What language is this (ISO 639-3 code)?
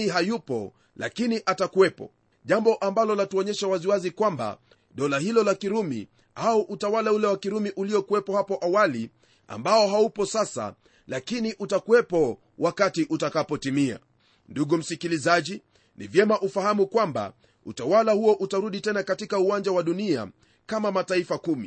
swa